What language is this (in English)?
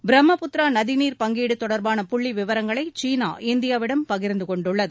Tamil